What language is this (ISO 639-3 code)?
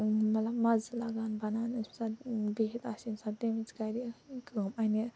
kas